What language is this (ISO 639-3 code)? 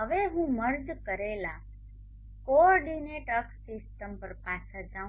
guj